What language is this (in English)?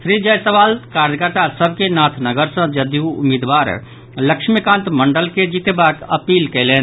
Maithili